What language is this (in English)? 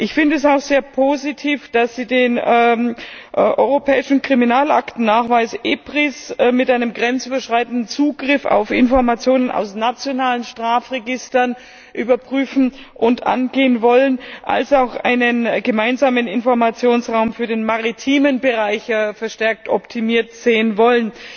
German